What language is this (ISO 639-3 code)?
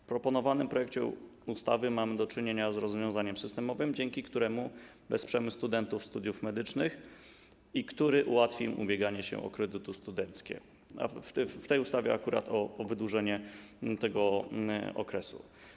pol